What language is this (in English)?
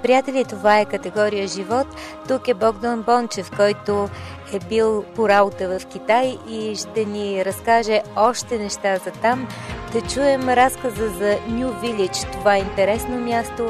Bulgarian